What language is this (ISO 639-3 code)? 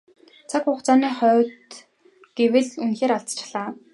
mon